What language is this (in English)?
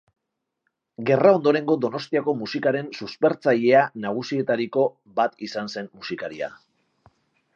Basque